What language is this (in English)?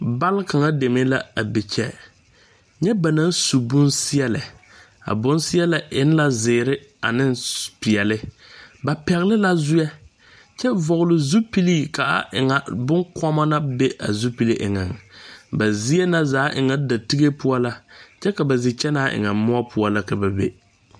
Southern Dagaare